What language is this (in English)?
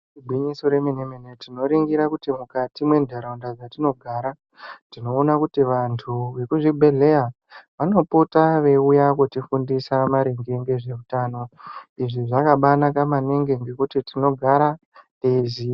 Ndau